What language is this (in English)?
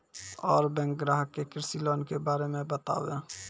Maithili